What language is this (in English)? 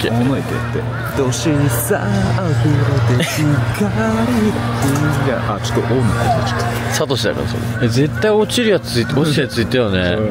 Japanese